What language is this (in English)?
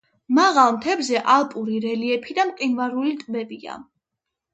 Georgian